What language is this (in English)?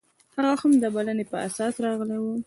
Pashto